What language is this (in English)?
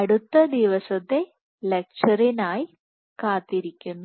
Malayalam